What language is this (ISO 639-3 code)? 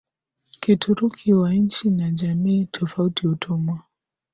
swa